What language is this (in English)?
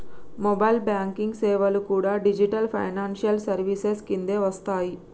Telugu